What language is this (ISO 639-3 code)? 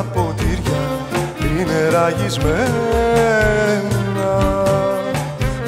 ell